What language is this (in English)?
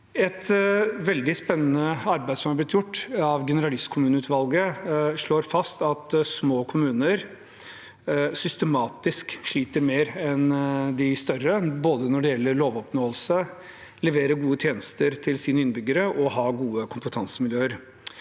Norwegian